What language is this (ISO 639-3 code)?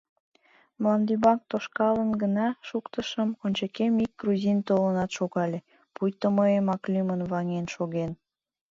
chm